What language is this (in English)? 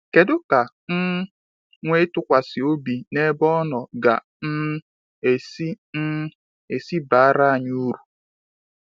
Igbo